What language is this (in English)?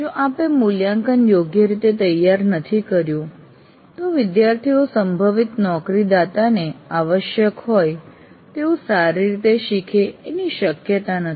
Gujarati